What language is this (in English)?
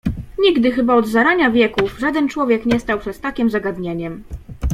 Polish